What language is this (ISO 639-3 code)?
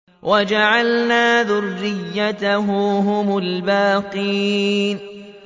ara